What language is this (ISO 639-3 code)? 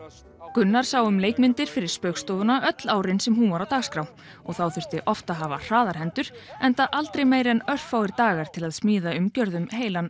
isl